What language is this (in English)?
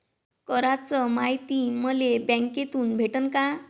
Marathi